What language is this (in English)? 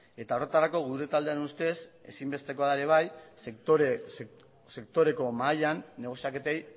Basque